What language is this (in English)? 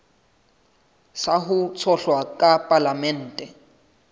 Southern Sotho